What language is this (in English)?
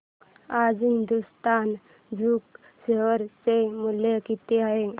Marathi